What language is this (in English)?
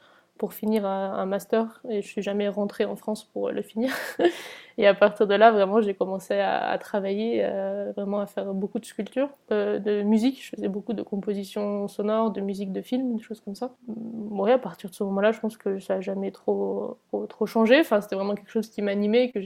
French